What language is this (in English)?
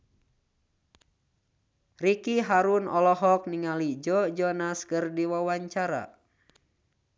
Sundanese